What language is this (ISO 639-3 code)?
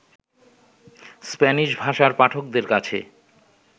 ben